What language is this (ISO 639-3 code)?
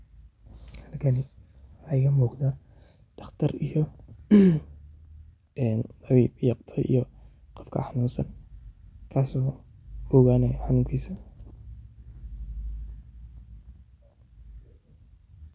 som